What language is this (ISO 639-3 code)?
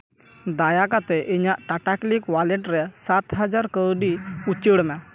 sat